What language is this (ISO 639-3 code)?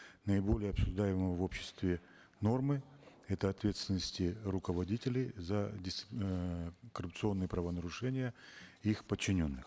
kaz